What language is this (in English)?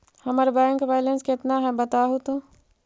Magahi